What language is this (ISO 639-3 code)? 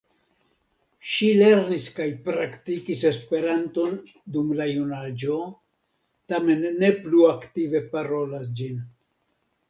epo